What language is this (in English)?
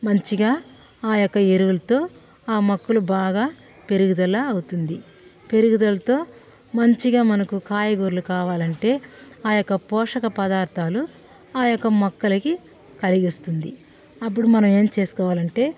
Telugu